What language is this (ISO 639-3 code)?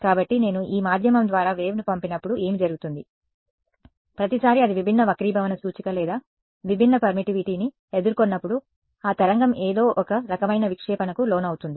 tel